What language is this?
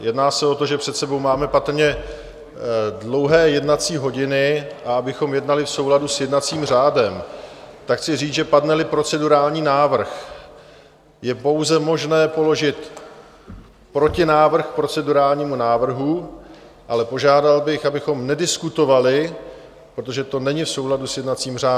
Czech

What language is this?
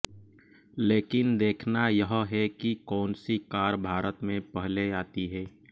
Hindi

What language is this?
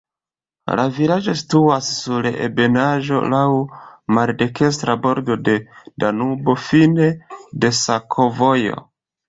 Esperanto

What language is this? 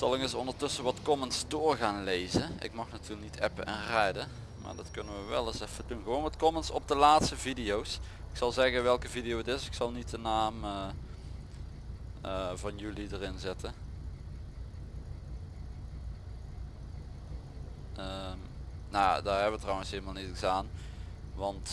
Dutch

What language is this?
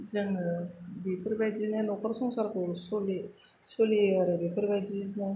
Bodo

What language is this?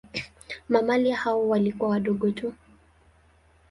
Swahili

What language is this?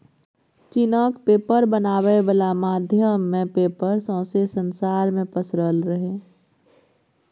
Maithili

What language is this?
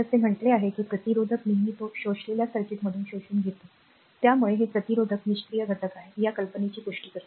Marathi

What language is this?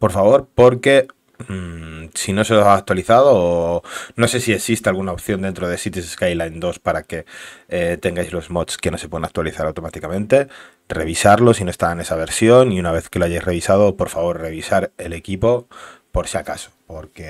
Spanish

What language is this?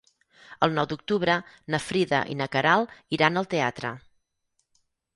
Catalan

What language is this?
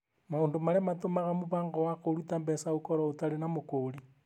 Kikuyu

